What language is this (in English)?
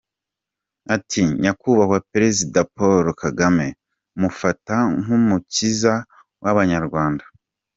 Kinyarwanda